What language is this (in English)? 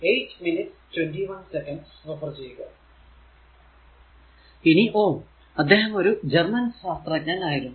Malayalam